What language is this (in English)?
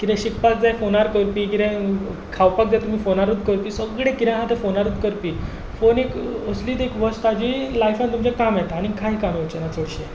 Konkani